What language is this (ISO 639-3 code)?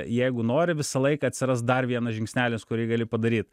lit